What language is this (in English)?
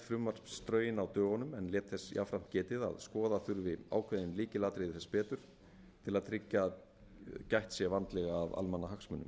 Icelandic